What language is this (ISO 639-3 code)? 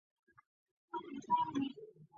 zho